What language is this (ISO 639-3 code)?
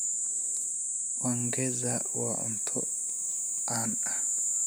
som